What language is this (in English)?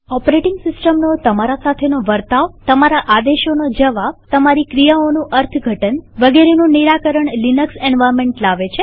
Gujarati